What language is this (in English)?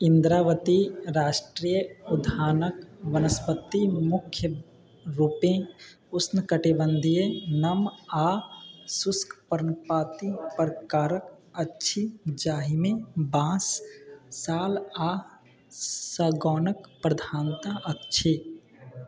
Maithili